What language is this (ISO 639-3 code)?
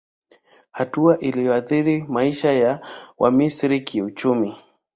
swa